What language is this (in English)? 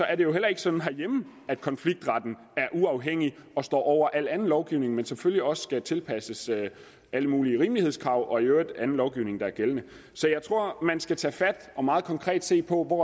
Danish